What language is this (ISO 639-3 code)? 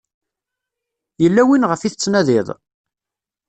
kab